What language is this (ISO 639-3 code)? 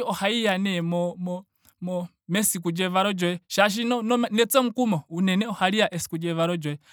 ndo